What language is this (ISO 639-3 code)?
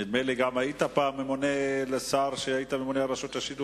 heb